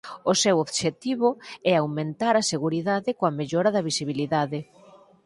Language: Galician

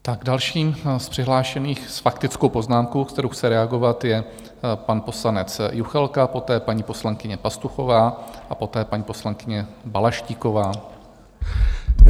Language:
Czech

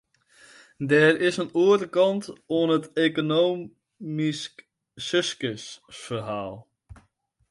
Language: Western Frisian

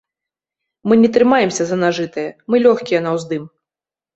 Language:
Belarusian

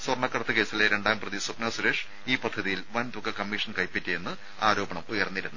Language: Malayalam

